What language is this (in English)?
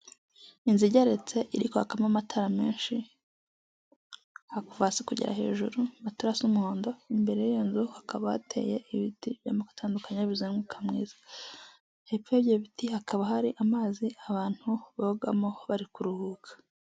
Kinyarwanda